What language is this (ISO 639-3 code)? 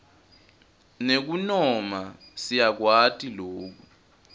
ssw